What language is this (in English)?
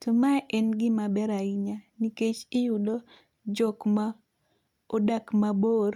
Luo (Kenya and Tanzania)